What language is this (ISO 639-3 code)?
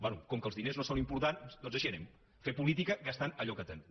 cat